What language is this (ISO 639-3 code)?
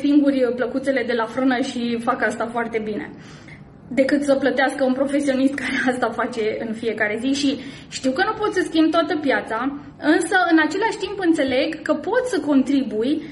ron